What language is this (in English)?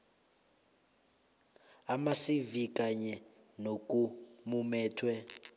South Ndebele